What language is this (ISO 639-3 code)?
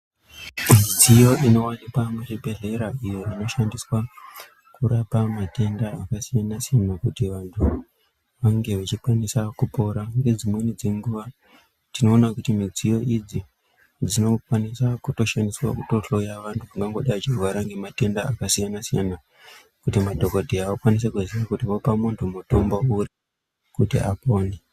ndc